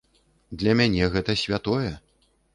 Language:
Belarusian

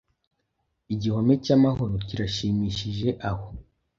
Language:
Kinyarwanda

